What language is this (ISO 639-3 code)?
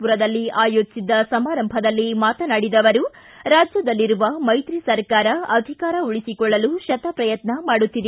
kan